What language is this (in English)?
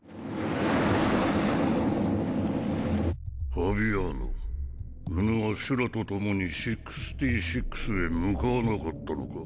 Japanese